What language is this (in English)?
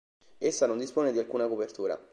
Italian